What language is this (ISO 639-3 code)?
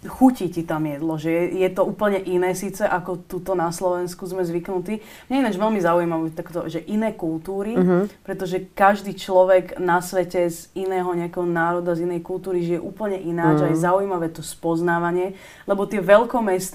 slk